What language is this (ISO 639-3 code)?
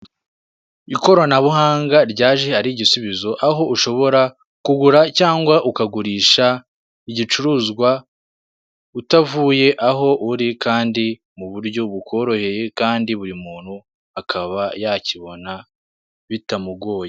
kin